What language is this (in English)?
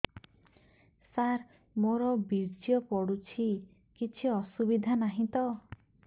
Odia